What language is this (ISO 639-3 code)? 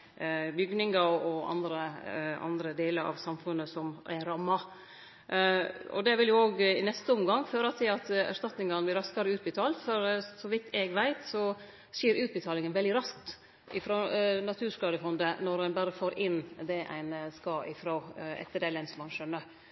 nno